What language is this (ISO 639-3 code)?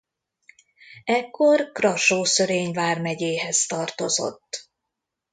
hun